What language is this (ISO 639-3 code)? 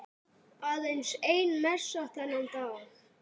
isl